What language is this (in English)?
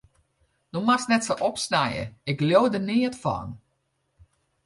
Western Frisian